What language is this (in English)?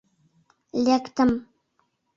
Mari